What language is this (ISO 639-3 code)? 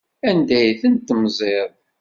kab